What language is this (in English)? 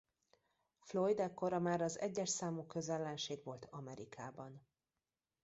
Hungarian